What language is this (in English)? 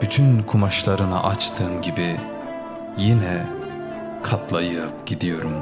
Turkish